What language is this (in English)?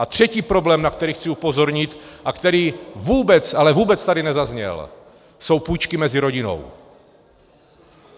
Czech